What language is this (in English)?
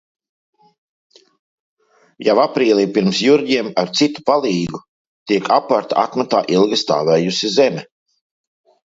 Latvian